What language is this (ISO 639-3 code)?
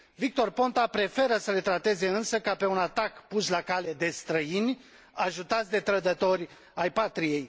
ron